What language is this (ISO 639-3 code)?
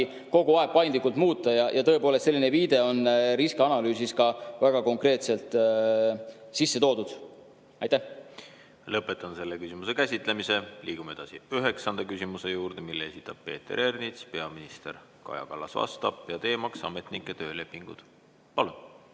est